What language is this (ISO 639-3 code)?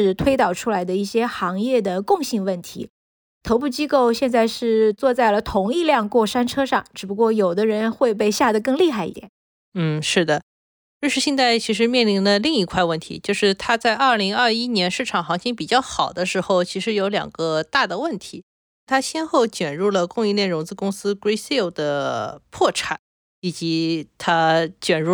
zho